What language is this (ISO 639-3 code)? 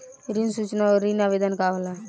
bho